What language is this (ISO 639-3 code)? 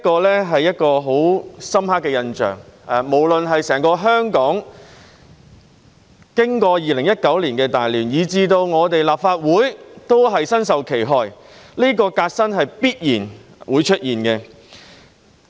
yue